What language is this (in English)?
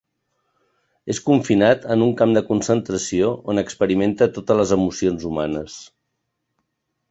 Catalan